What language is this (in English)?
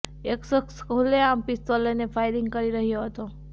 Gujarati